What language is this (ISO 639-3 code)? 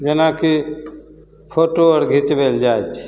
mai